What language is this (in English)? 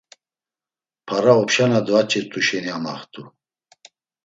Laz